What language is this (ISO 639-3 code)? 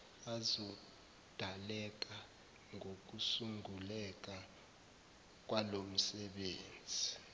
zul